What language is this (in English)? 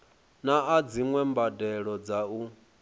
Venda